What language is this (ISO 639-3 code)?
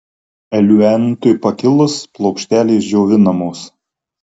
lit